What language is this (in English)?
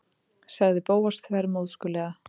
Icelandic